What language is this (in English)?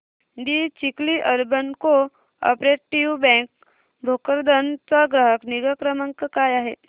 Marathi